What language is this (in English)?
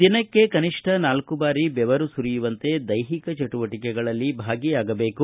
Kannada